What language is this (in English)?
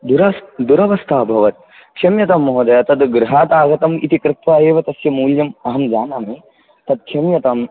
Sanskrit